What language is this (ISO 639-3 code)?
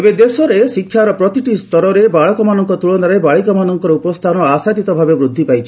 ori